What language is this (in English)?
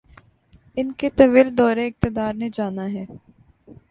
Urdu